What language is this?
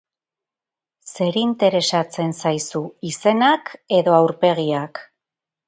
Basque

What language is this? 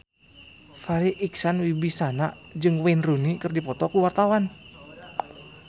Sundanese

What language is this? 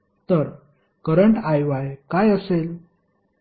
Marathi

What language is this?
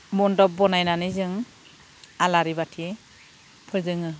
Bodo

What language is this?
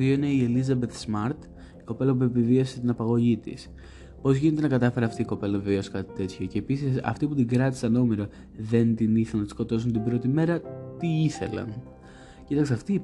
Greek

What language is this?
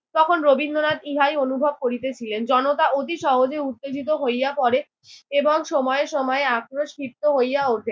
Bangla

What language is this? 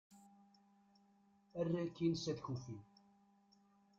Kabyle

